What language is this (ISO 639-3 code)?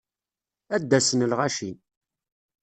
kab